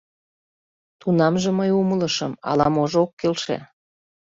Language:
Mari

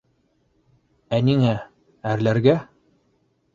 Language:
Bashkir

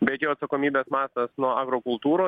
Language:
Lithuanian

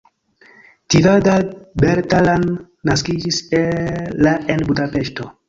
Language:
Esperanto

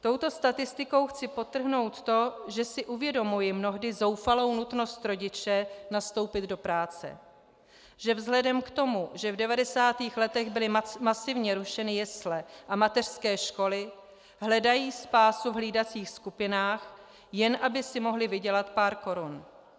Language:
Czech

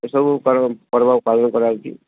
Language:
Odia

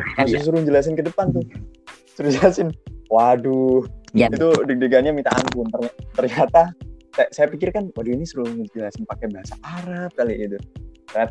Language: Indonesian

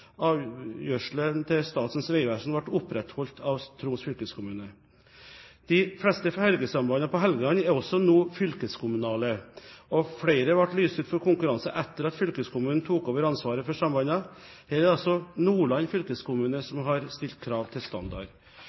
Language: Norwegian Bokmål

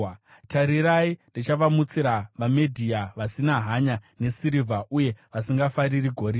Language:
Shona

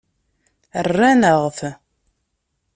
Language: Kabyle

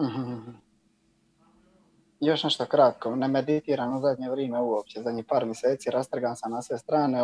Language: Croatian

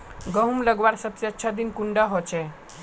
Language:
Magahi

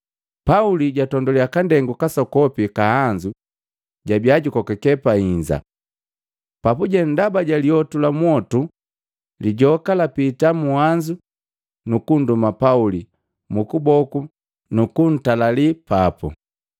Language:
Matengo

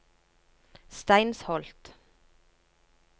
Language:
Norwegian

